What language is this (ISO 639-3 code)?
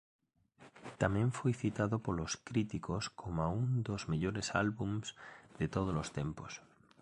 glg